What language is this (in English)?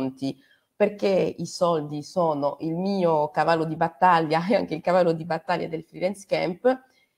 Italian